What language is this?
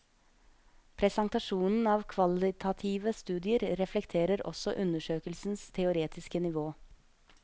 Norwegian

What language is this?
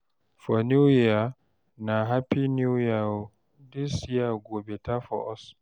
Nigerian Pidgin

